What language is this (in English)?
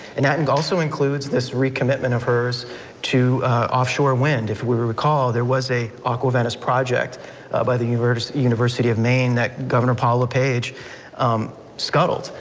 English